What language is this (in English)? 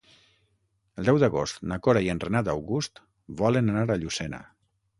Catalan